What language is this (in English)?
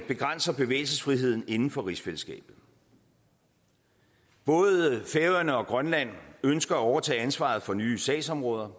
Danish